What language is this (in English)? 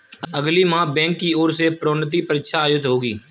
Hindi